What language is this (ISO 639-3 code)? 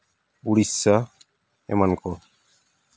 sat